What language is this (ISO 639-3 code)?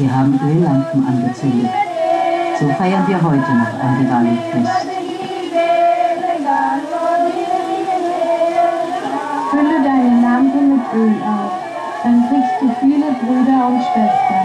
deu